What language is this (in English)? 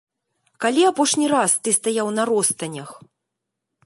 Belarusian